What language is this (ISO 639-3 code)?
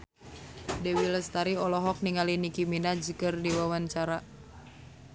sun